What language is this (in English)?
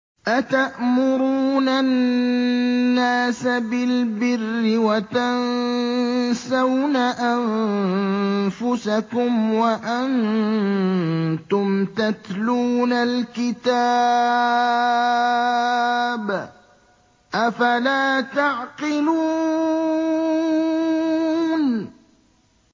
Arabic